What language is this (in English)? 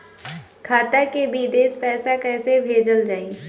Bhojpuri